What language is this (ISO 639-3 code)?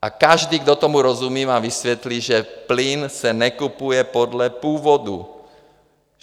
ces